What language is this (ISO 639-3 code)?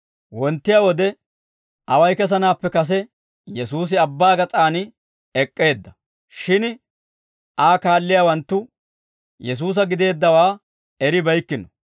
dwr